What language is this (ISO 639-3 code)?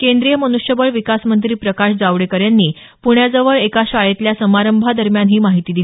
mar